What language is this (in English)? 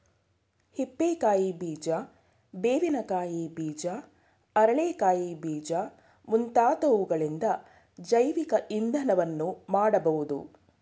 Kannada